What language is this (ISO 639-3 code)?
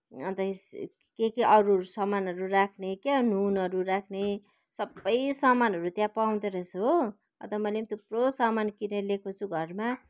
nep